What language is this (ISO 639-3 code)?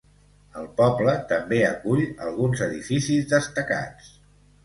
cat